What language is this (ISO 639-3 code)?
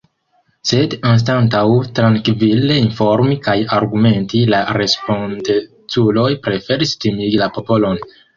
epo